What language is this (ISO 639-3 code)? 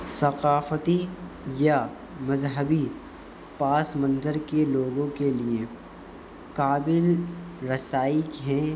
urd